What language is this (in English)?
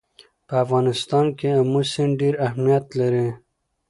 Pashto